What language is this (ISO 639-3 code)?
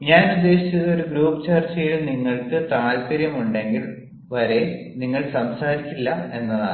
mal